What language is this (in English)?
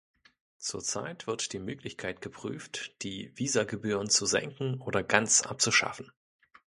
German